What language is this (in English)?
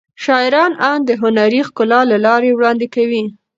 Pashto